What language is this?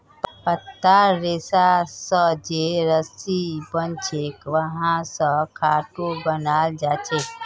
Magahi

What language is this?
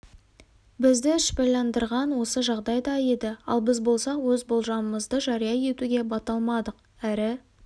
Kazakh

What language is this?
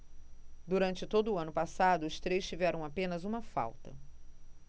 Portuguese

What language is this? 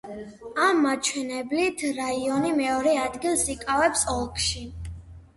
Georgian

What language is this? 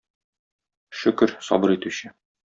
Tatar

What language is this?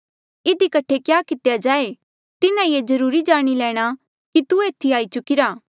Mandeali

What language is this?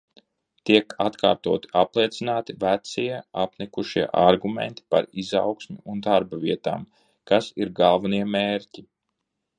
Latvian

